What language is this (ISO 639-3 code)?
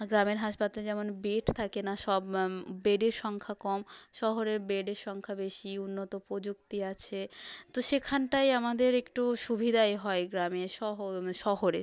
ben